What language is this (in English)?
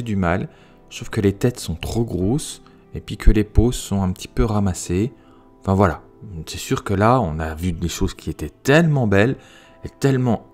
French